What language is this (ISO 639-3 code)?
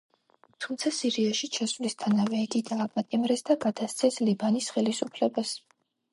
kat